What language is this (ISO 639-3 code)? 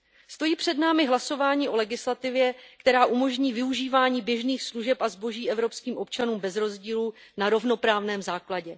ces